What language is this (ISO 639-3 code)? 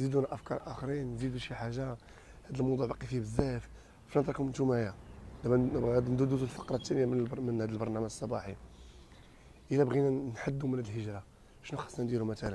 ara